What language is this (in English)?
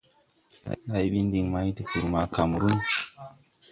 Tupuri